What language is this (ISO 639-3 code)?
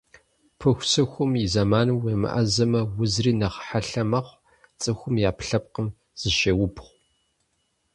kbd